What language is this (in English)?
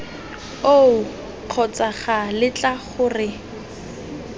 Tswana